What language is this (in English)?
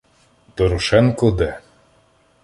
Ukrainian